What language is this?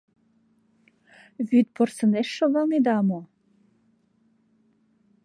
Mari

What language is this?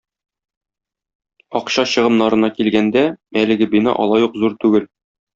Tatar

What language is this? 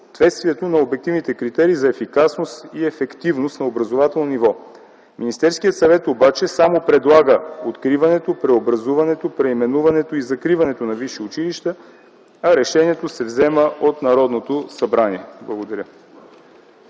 Bulgarian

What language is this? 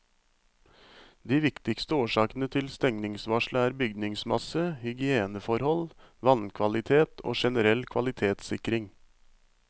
Norwegian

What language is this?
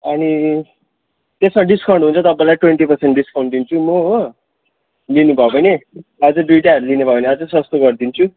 Nepali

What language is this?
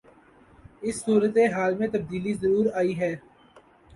Urdu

